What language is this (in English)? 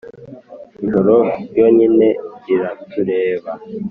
Kinyarwanda